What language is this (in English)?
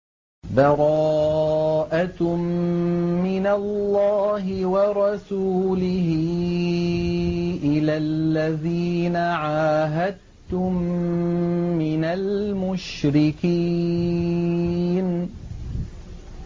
Arabic